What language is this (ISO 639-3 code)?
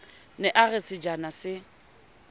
sot